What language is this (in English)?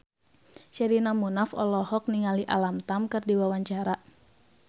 Sundanese